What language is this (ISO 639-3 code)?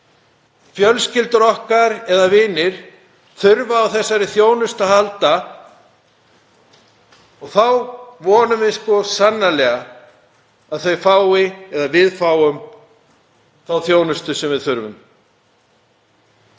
isl